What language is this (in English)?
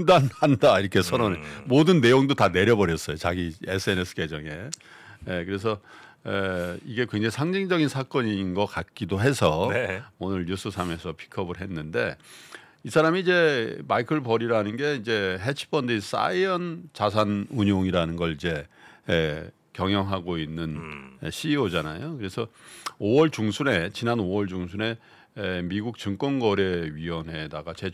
Korean